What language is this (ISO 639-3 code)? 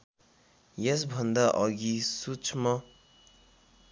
nep